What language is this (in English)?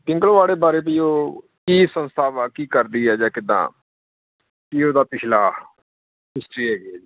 Punjabi